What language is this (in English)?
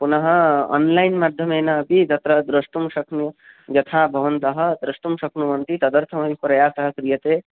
Sanskrit